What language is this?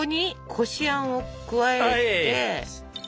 Japanese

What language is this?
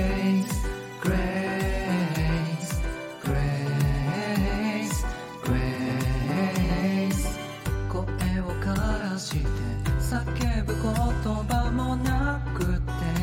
Japanese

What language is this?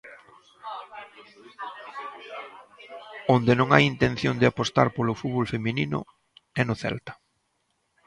Galician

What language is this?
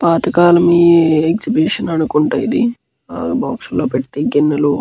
Telugu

